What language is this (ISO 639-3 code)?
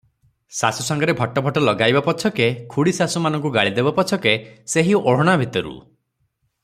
ori